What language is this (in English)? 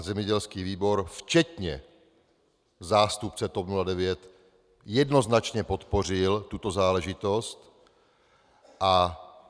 Czech